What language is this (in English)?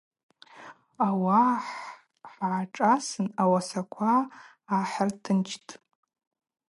Abaza